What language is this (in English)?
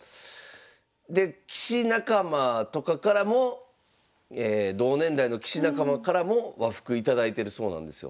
Japanese